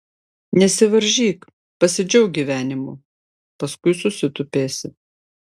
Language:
Lithuanian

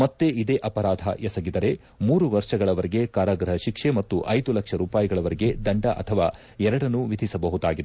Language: Kannada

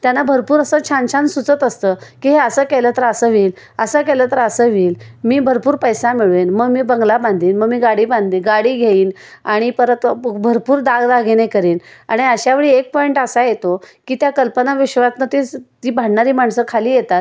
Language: Marathi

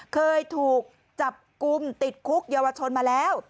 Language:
Thai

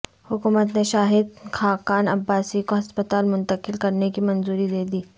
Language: Urdu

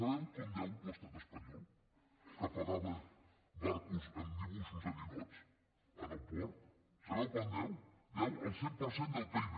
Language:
Catalan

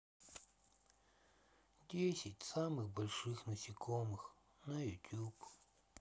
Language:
Russian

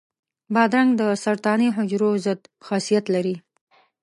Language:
Pashto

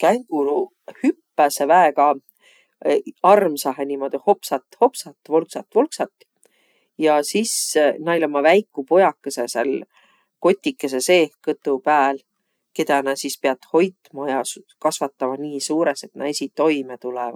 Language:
Võro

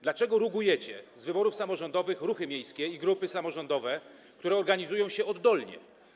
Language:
Polish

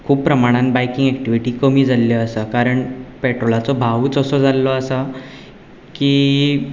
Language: Konkani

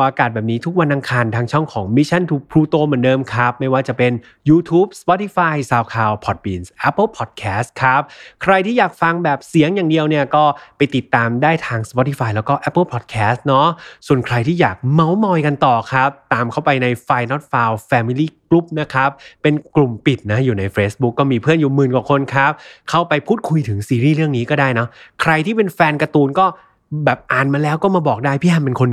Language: Thai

